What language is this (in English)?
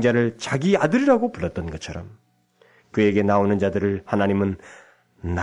Korean